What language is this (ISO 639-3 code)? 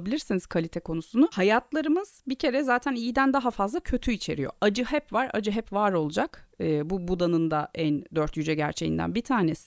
tur